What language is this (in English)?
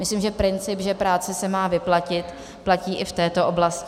Czech